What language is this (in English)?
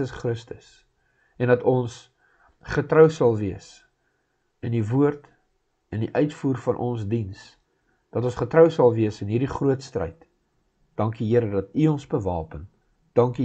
Dutch